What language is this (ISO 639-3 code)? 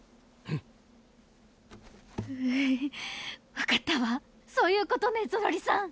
jpn